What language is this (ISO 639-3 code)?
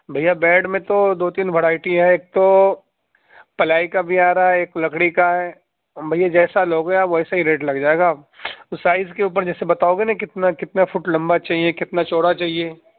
urd